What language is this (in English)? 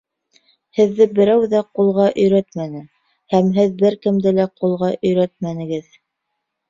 Bashkir